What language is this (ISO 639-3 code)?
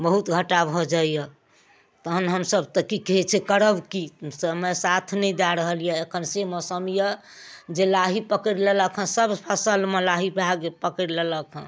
mai